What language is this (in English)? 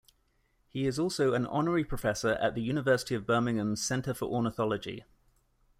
English